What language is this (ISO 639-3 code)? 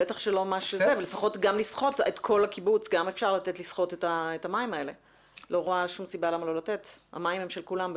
heb